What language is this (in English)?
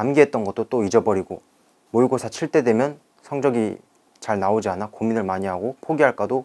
Korean